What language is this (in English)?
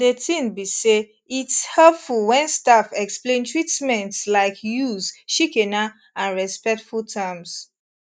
Nigerian Pidgin